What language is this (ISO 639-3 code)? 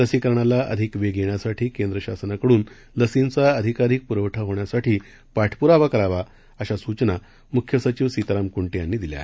mar